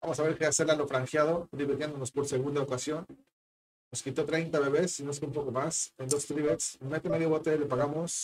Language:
Spanish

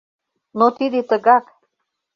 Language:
Mari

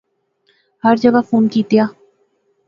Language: Pahari-Potwari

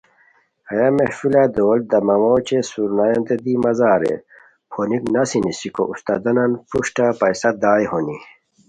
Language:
Khowar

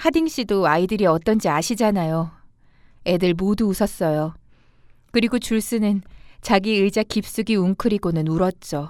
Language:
Korean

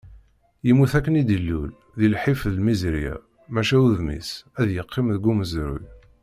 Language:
Kabyle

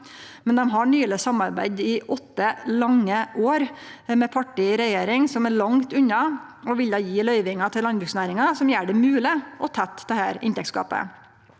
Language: Norwegian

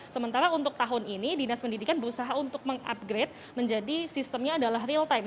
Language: Indonesian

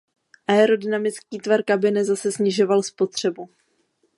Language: Czech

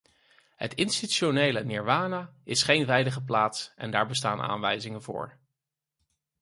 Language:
Dutch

